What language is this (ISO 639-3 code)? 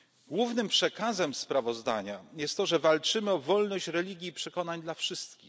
pol